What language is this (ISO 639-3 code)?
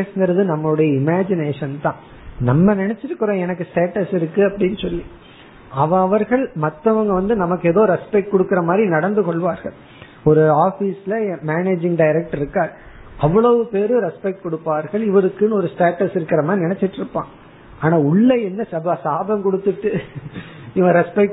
tam